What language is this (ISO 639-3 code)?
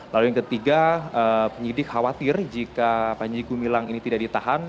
ind